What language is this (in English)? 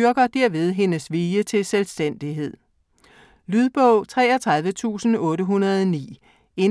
Danish